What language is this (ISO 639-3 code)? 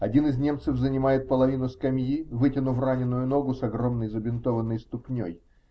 rus